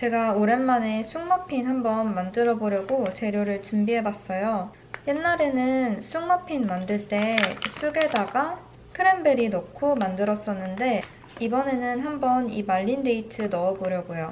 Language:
Korean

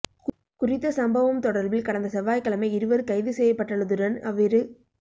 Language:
Tamil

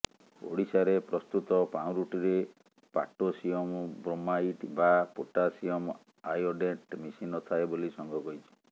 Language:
Odia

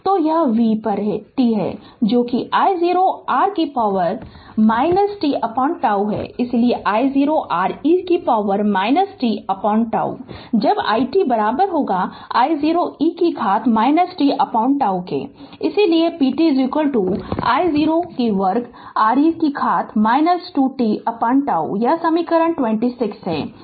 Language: Hindi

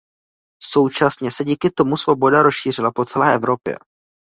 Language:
Czech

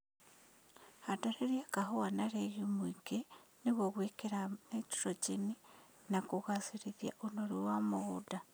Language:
Kikuyu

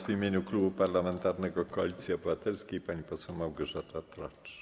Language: Polish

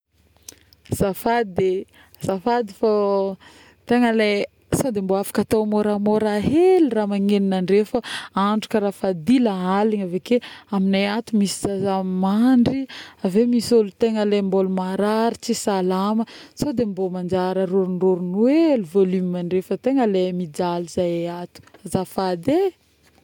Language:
Northern Betsimisaraka Malagasy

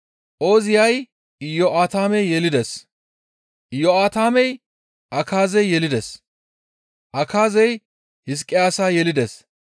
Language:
Gamo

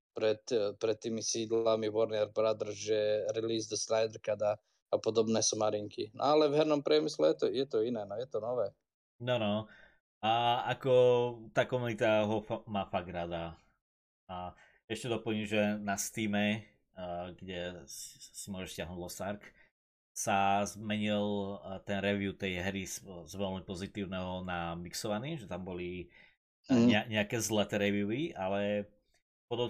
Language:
Slovak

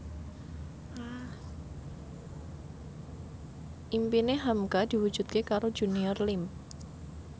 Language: Javanese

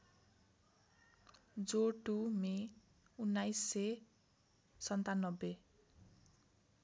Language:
Nepali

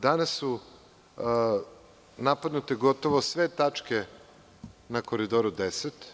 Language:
Serbian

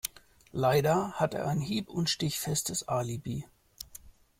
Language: German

